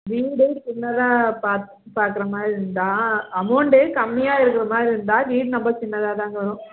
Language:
Tamil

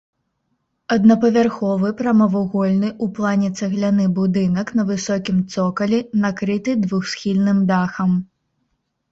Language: Belarusian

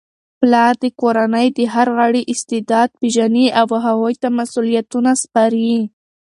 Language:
Pashto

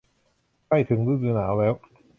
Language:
Thai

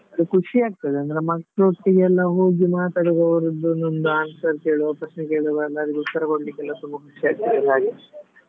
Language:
Kannada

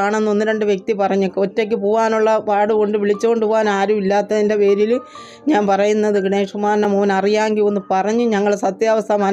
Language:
Arabic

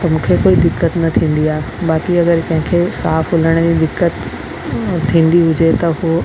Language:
Sindhi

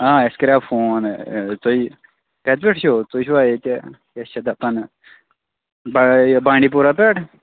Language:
Kashmiri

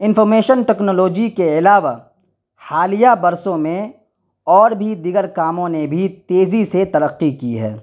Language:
Urdu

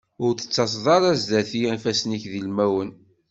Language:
Kabyle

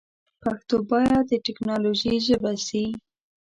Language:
Pashto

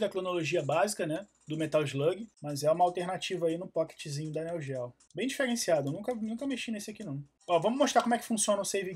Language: Portuguese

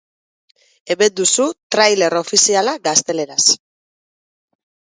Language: Basque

